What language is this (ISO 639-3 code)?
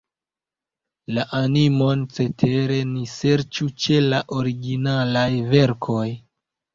epo